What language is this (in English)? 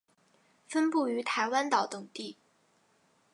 Chinese